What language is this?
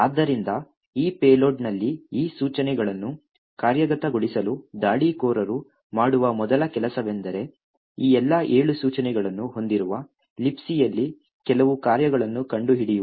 Kannada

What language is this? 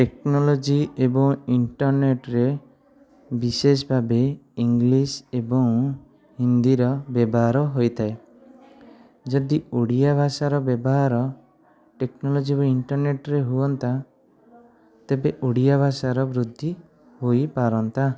Odia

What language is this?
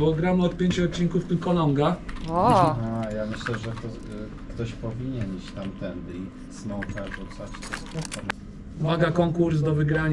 Polish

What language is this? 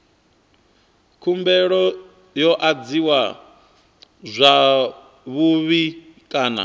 Venda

